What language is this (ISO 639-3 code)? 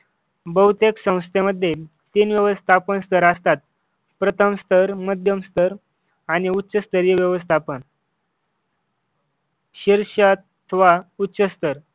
mar